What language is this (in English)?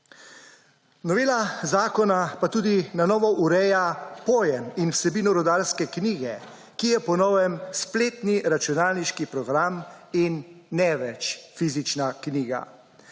Slovenian